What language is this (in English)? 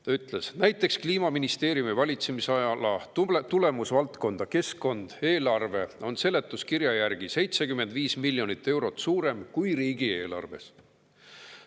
Estonian